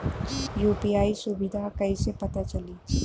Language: Bhojpuri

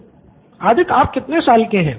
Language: Hindi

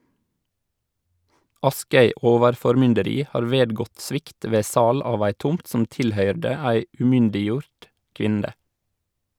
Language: Norwegian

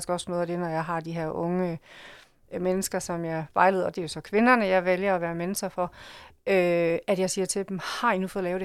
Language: Danish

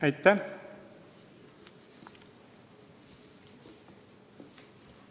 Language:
Estonian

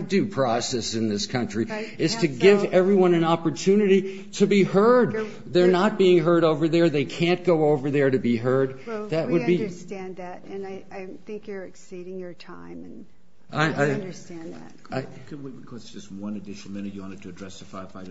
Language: English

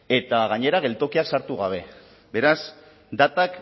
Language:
Basque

